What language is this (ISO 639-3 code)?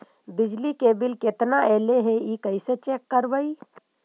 mag